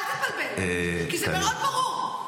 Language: Hebrew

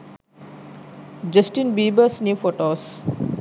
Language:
Sinhala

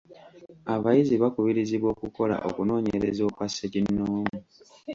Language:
Ganda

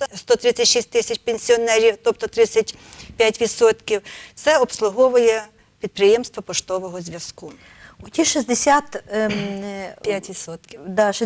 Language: Ukrainian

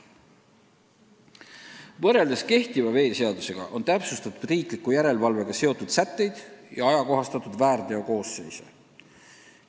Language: Estonian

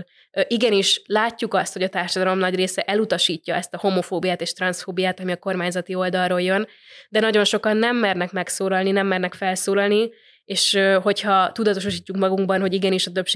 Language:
Hungarian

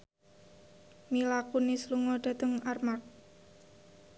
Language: Javanese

